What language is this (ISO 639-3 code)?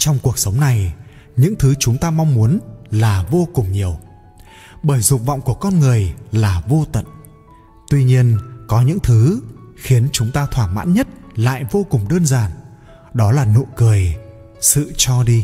vie